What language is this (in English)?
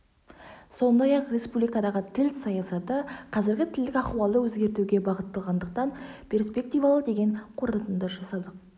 Kazakh